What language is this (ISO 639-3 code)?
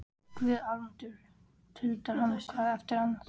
isl